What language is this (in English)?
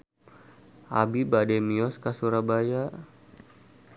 Sundanese